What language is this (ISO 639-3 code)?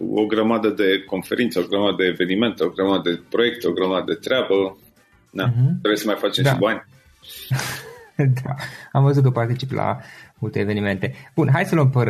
ron